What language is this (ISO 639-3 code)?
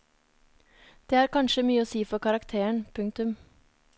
nor